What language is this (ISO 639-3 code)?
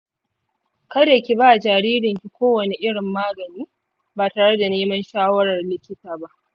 hau